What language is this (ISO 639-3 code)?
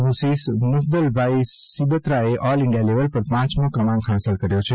guj